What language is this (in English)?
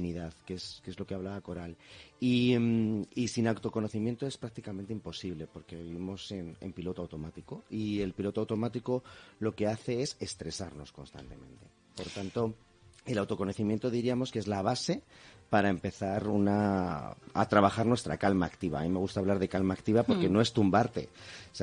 Spanish